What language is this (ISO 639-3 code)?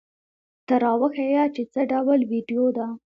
pus